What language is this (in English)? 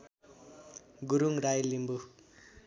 Nepali